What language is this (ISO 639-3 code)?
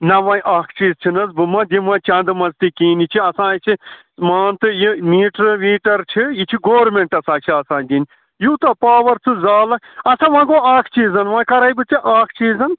kas